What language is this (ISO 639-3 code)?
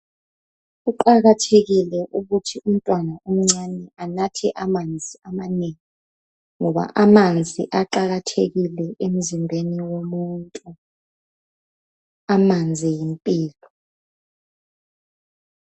nde